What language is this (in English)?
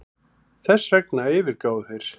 Icelandic